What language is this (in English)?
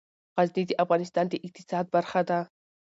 Pashto